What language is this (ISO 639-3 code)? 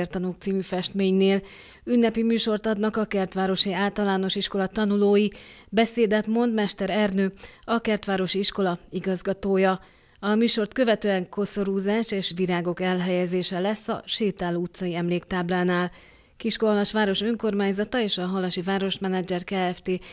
hun